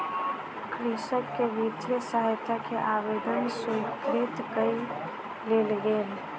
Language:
Maithili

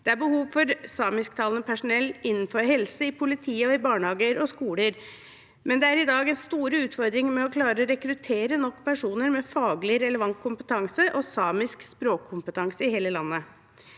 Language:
Norwegian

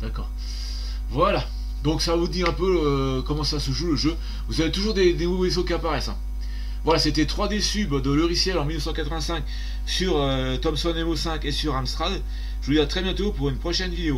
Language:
French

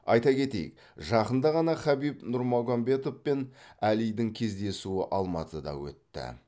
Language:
Kazakh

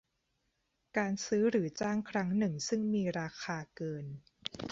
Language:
Thai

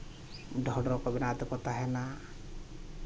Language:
Santali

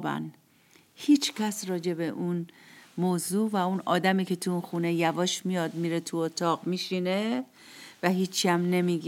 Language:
Persian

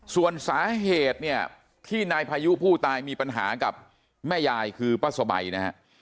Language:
Thai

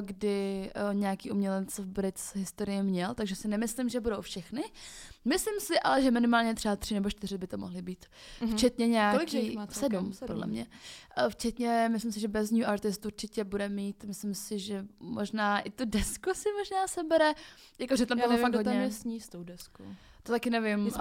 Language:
Czech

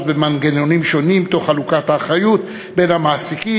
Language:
Hebrew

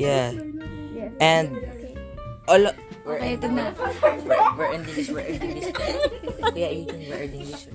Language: Filipino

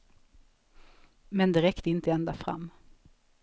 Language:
Swedish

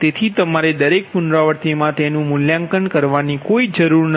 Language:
Gujarati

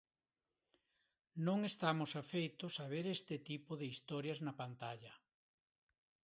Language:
Galician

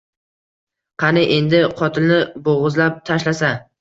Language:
Uzbek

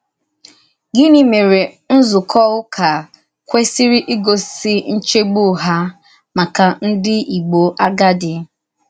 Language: Igbo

